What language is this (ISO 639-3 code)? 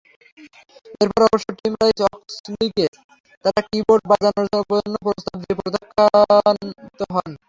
ben